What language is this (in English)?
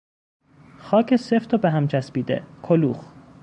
Persian